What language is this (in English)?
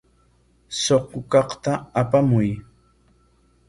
Corongo Ancash Quechua